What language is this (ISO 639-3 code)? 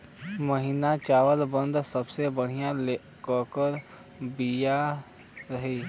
bho